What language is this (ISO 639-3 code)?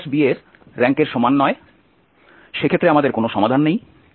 ben